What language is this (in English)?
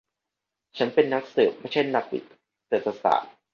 Thai